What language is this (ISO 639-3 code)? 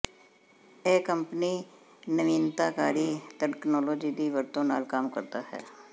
pan